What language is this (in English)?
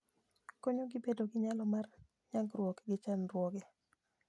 Luo (Kenya and Tanzania)